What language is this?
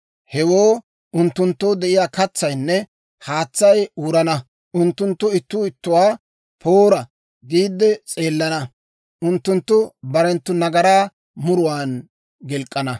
Dawro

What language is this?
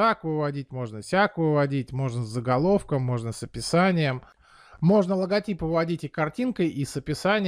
Russian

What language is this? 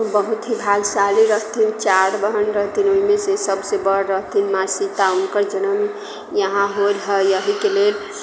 Maithili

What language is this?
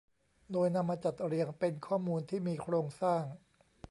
Thai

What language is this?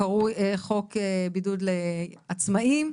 Hebrew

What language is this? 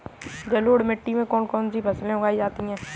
Hindi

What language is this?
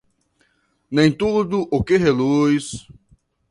Portuguese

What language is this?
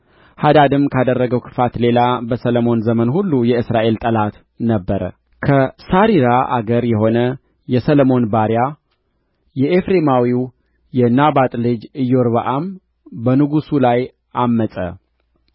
Amharic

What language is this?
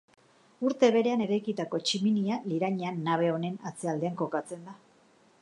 Basque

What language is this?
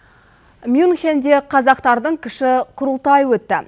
Kazakh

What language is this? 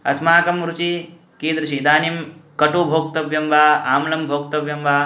Sanskrit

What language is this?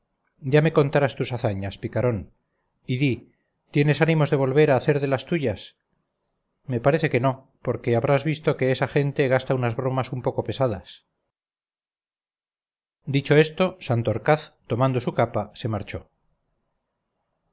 Spanish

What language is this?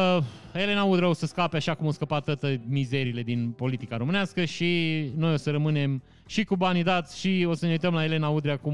Romanian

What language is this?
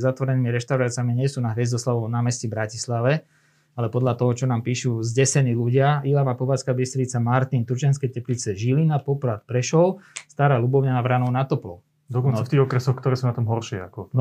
Slovak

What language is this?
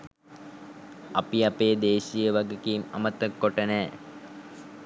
Sinhala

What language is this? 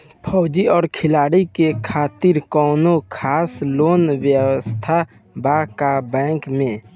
Bhojpuri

